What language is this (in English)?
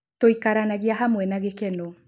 Kikuyu